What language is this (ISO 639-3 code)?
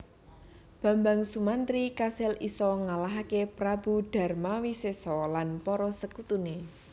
jav